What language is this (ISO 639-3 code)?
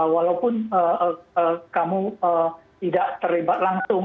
ind